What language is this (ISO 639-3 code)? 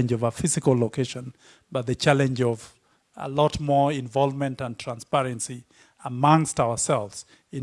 eng